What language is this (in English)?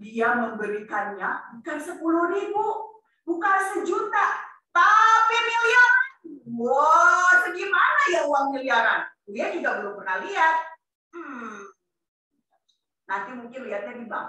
Indonesian